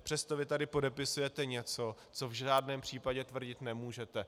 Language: Czech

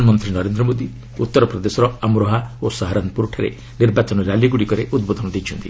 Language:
Odia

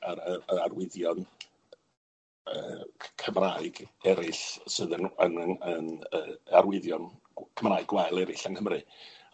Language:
Welsh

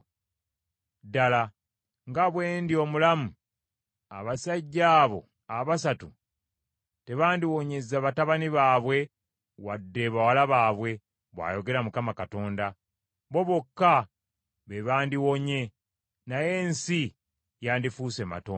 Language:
Ganda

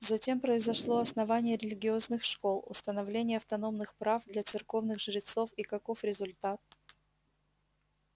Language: Russian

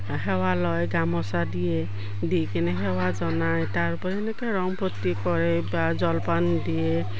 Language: Assamese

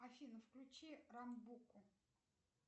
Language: Russian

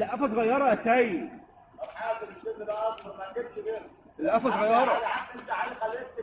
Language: Arabic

